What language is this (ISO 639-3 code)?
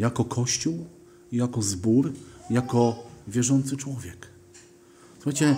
pol